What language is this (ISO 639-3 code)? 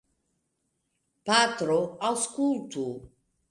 epo